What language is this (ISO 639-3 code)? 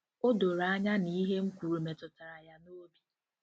ibo